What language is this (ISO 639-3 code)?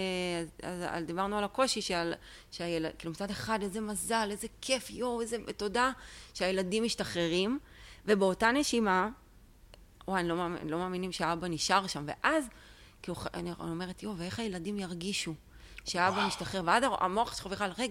heb